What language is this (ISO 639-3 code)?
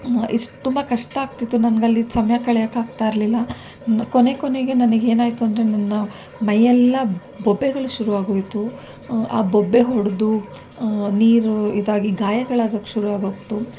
kan